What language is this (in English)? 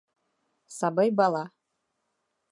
Bashkir